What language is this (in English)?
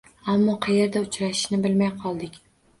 Uzbek